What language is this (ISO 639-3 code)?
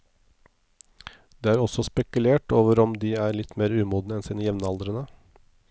nor